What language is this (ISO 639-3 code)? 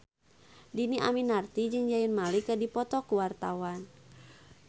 sun